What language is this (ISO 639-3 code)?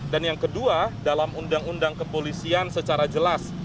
ind